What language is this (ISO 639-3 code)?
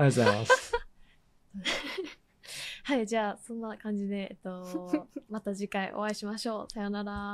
jpn